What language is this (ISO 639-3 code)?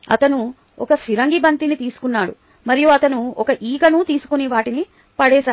tel